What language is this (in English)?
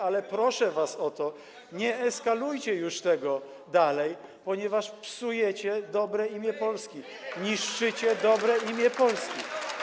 Polish